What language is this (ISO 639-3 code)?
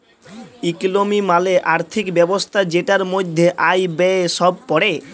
ben